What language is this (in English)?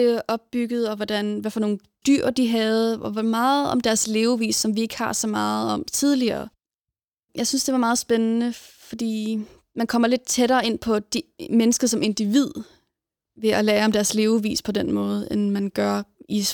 Danish